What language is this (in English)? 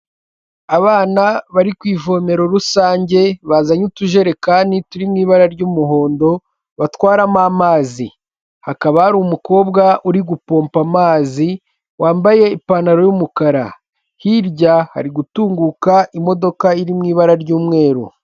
Kinyarwanda